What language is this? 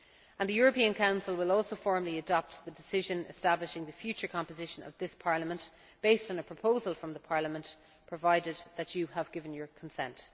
English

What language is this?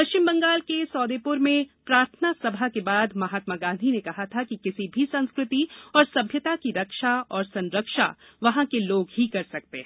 Hindi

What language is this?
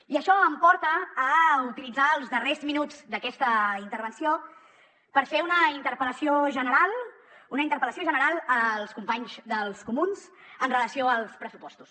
Catalan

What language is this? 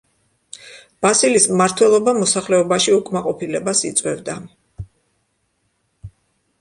Georgian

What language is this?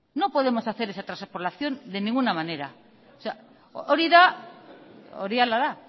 Spanish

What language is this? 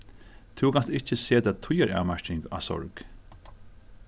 Faroese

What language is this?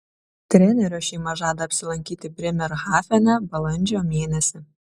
Lithuanian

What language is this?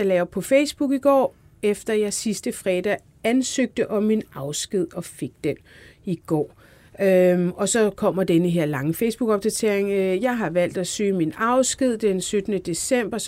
Danish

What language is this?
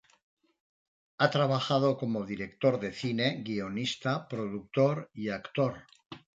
Spanish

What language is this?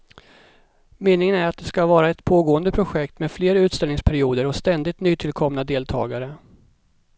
Swedish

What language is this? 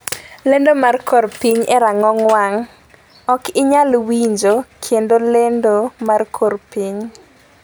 Luo (Kenya and Tanzania)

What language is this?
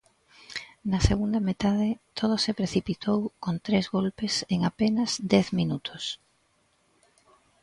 Galician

